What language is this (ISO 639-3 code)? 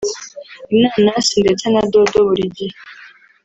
kin